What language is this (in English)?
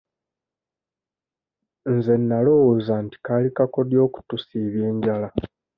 Ganda